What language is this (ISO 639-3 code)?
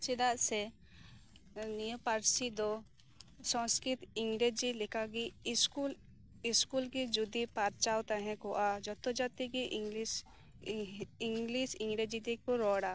sat